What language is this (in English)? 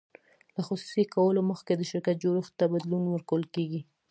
Pashto